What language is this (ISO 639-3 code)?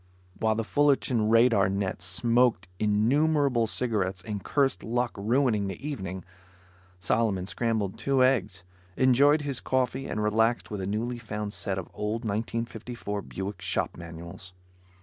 eng